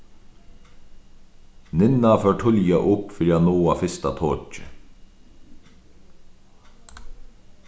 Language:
Faroese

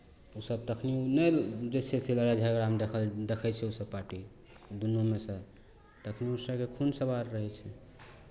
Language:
Maithili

